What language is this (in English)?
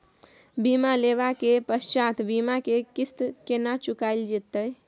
Maithili